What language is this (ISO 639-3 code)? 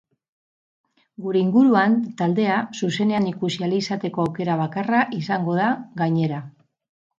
eus